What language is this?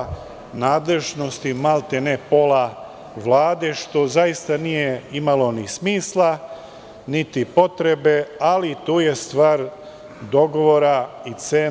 Serbian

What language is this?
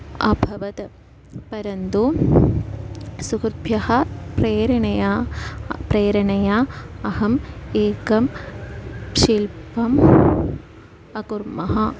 Sanskrit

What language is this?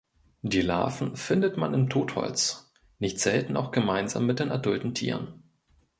German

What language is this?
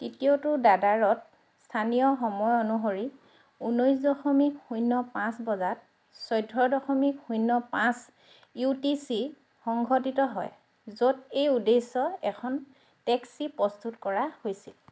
Assamese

